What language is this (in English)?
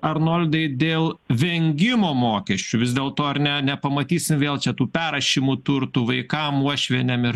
Lithuanian